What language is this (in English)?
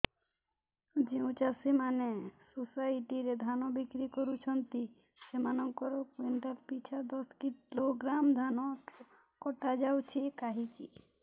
Odia